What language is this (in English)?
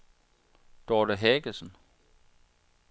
Danish